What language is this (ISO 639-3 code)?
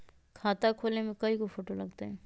mag